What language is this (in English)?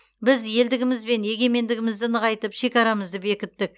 Kazakh